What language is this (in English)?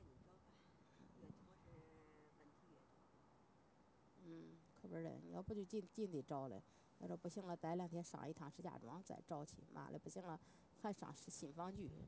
Chinese